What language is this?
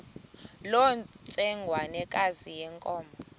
Xhosa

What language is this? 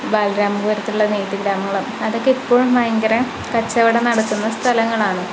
Malayalam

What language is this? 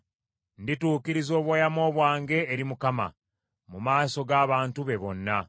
Ganda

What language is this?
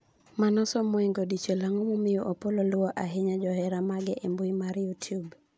Luo (Kenya and Tanzania)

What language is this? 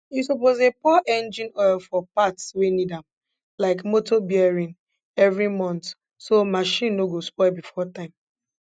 Nigerian Pidgin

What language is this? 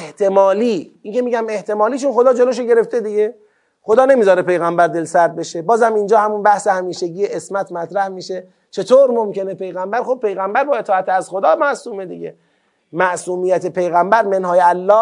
Persian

